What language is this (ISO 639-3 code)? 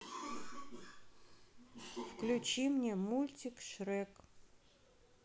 rus